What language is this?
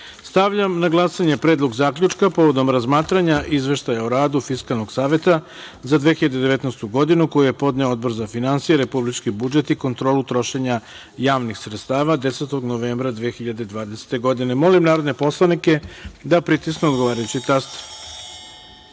Serbian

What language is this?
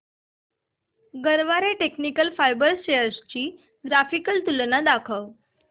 Marathi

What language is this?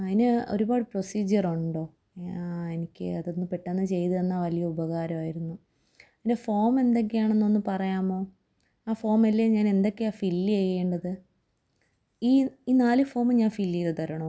Malayalam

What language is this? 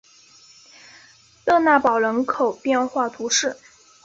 Chinese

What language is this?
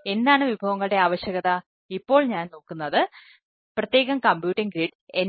Malayalam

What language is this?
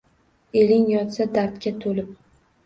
Uzbek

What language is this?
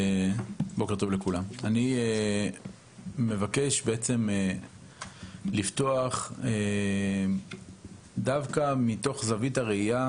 Hebrew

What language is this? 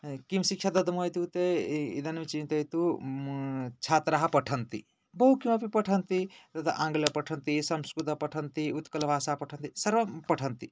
Sanskrit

